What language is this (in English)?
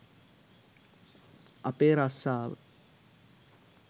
Sinhala